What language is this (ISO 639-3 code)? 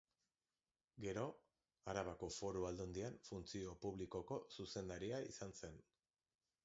eus